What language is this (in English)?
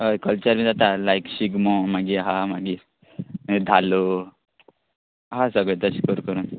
Konkani